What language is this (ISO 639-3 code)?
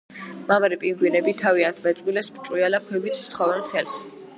kat